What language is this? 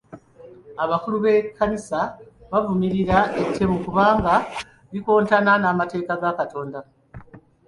Ganda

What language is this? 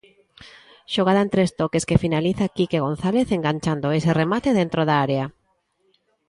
Galician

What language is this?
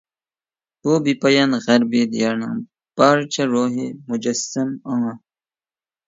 Uyghur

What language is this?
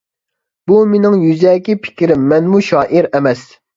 Uyghur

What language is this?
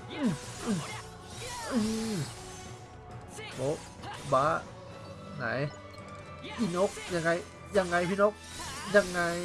Thai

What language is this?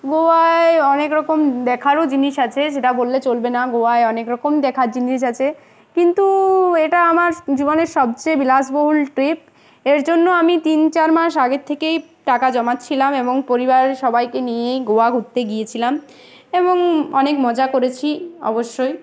Bangla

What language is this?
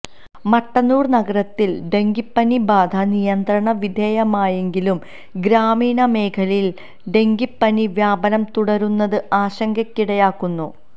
Malayalam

